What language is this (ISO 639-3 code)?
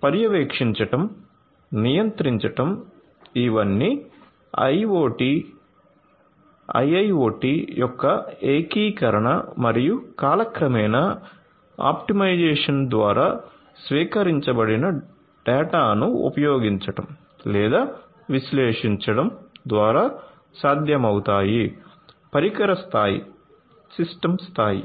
tel